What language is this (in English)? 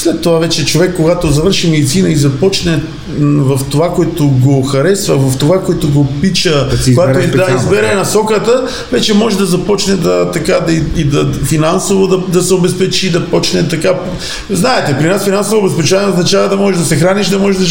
Bulgarian